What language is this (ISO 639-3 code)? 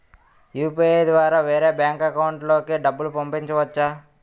tel